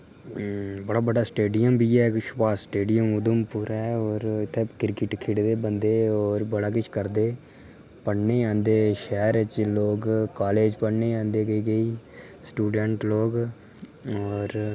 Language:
Dogri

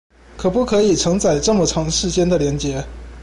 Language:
Chinese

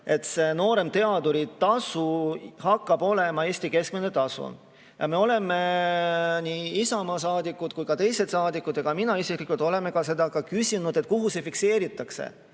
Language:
Estonian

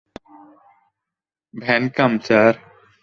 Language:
Bangla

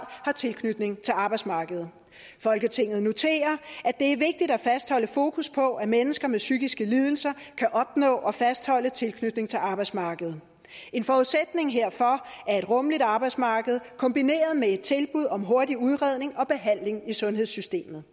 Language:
Danish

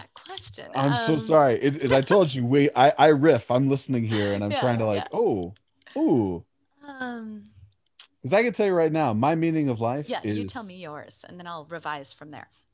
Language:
English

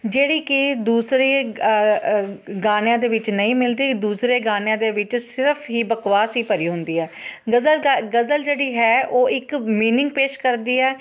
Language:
Punjabi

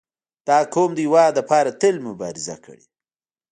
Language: Pashto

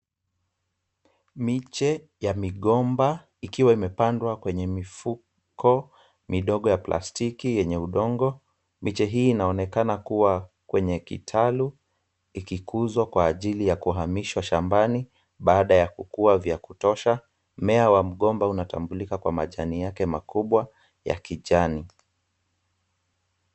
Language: Swahili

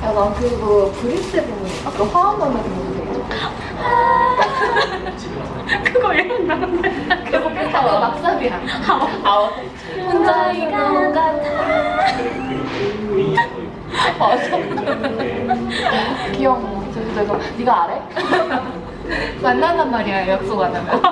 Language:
Korean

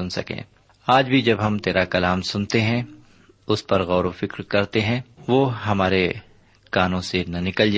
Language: Urdu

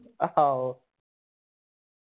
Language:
Punjabi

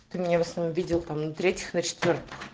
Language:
Russian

